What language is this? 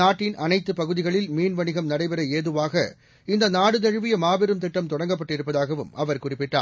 Tamil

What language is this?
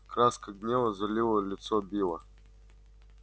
Russian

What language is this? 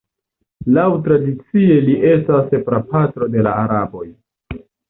Esperanto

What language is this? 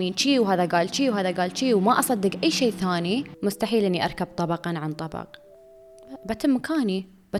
Arabic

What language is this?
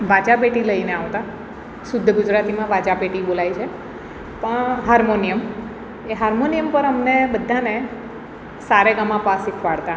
Gujarati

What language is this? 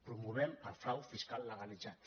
Catalan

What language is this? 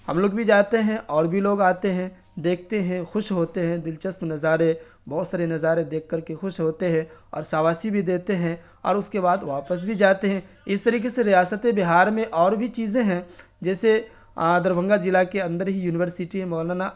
Urdu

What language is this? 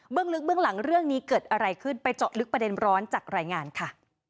Thai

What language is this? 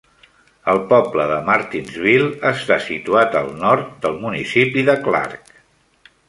Catalan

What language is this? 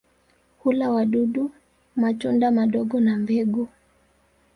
Swahili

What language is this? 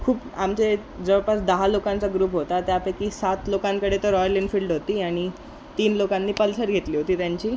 Marathi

